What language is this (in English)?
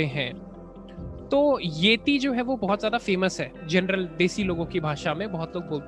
Hindi